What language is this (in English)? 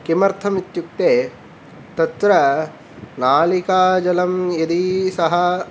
Sanskrit